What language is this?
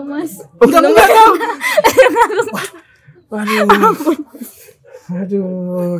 Indonesian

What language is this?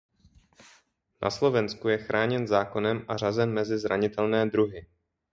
Czech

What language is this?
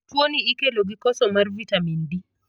Luo (Kenya and Tanzania)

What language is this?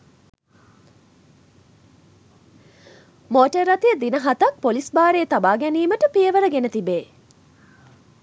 Sinhala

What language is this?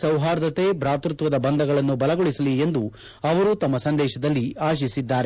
Kannada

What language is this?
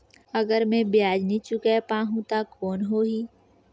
Chhattisgarhi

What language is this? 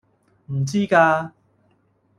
Cantonese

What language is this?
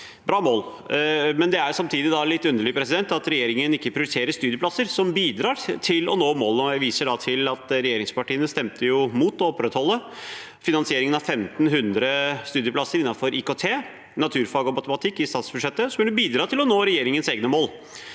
Norwegian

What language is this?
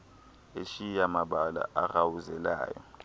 Xhosa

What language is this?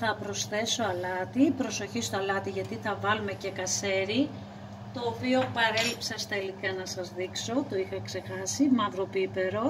Greek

